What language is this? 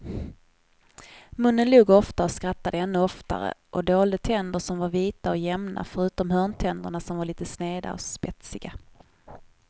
Swedish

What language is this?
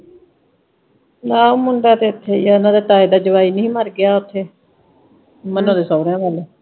Punjabi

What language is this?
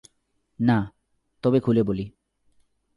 Bangla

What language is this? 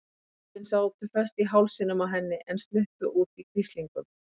Icelandic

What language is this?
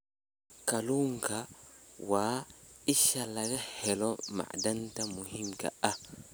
Somali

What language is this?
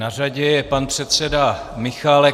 Czech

